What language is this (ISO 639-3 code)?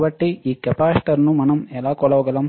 tel